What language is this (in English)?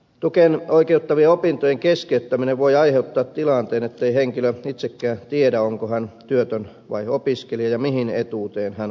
Finnish